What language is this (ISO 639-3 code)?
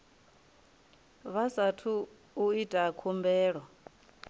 ven